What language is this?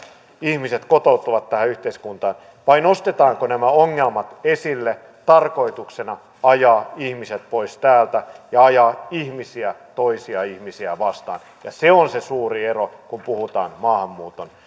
Finnish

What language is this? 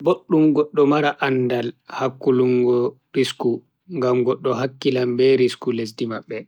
Bagirmi Fulfulde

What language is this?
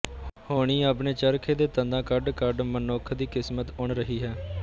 Punjabi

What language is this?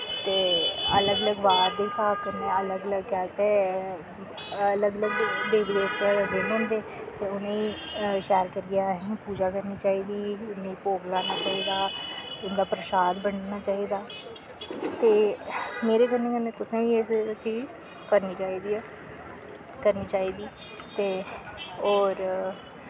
Dogri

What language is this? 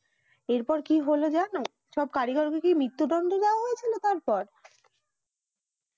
Bangla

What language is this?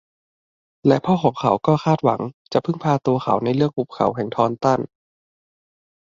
Thai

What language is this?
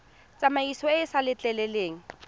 Tswana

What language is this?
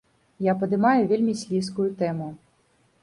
Belarusian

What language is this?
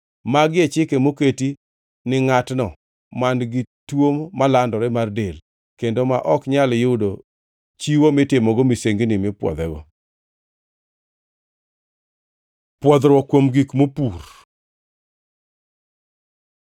Luo (Kenya and Tanzania)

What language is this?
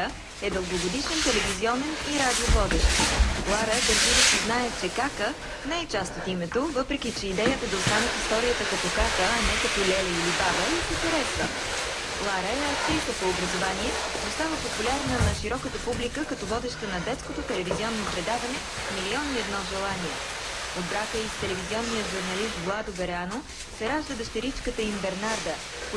Bulgarian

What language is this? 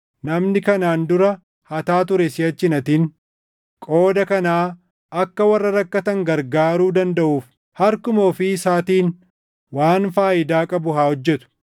Oromo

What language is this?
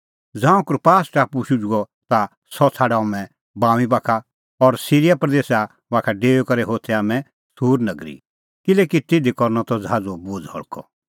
Kullu Pahari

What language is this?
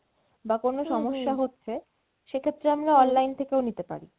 Bangla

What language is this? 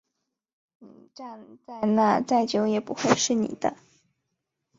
Chinese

